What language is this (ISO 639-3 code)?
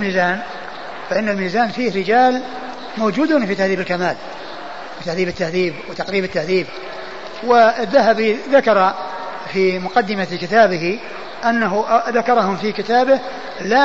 ara